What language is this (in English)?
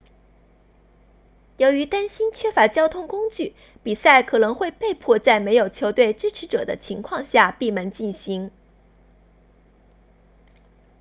Chinese